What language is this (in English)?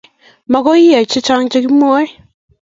Kalenjin